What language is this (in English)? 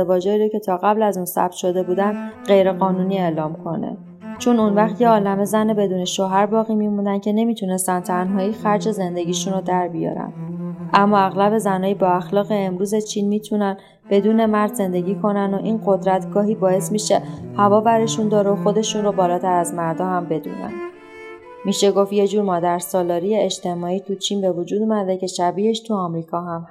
Persian